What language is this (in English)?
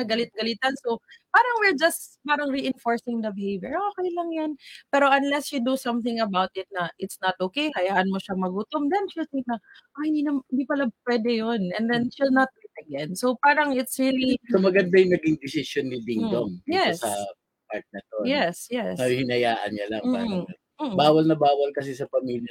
Filipino